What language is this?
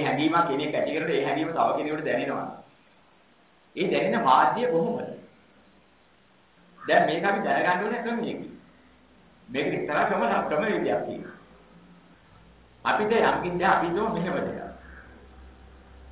Indonesian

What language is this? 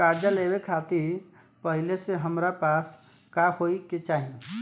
Bhojpuri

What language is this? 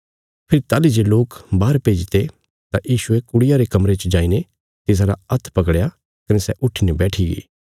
Bilaspuri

